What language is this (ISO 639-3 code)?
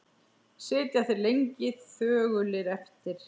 isl